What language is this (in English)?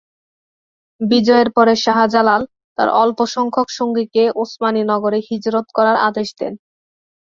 Bangla